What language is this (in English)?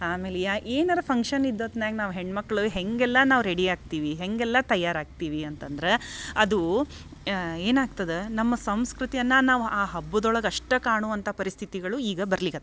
Kannada